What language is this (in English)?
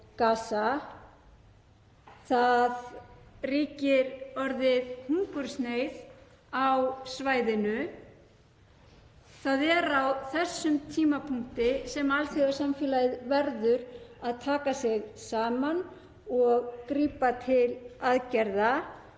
Icelandic